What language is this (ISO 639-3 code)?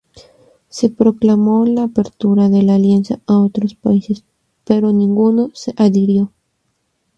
spa